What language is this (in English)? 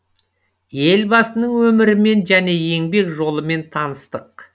Kazakh